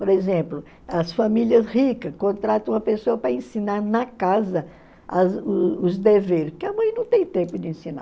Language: Portuguese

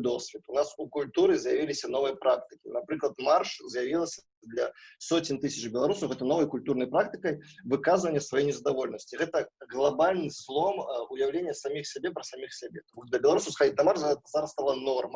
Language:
Russian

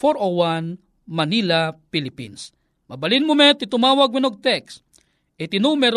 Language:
Filipino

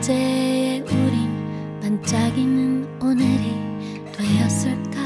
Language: Korean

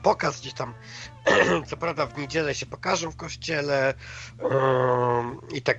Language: Polish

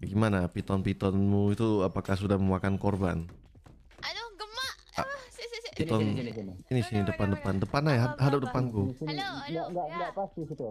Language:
Indonesian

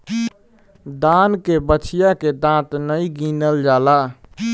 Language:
Bhojpuri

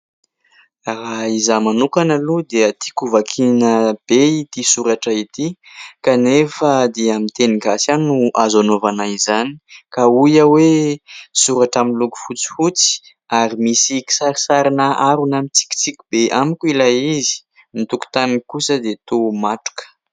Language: Malagasy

